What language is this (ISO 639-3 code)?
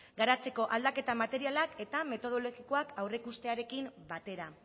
eus